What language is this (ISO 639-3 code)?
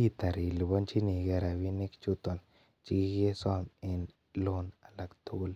kln